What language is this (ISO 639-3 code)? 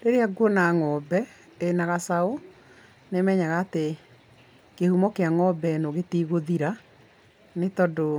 kik